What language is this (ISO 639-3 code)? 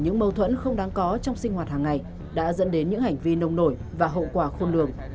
vie